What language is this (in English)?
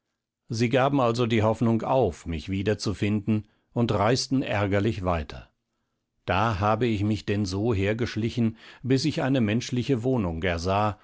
German